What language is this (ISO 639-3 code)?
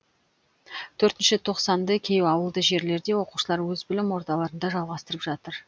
kaz